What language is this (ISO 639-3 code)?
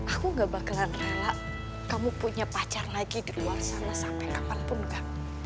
ind